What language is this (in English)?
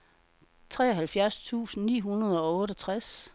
Danish